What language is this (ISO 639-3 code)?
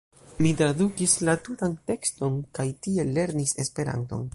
epo